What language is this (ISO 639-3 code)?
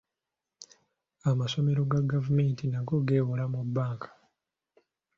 lug